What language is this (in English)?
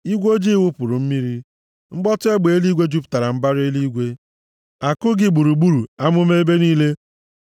Igbo